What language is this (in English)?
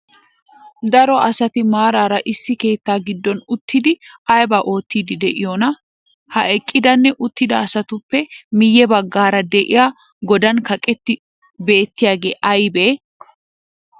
Wolaytta